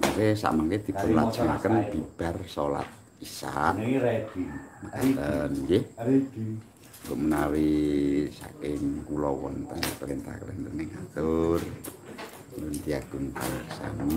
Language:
Indonesian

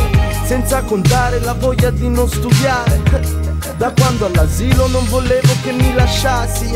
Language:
Italian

